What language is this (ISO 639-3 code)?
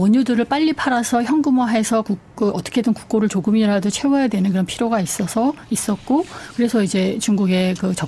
kor